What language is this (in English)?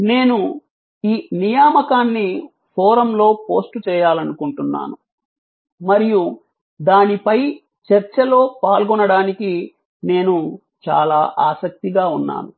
Telugu